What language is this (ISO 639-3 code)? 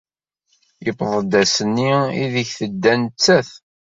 kab